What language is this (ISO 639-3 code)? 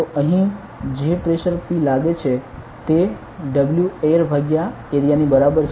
guj